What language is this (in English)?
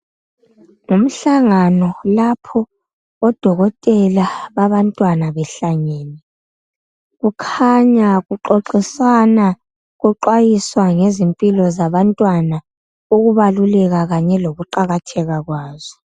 North Ndebele